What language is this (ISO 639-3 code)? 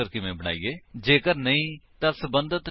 pan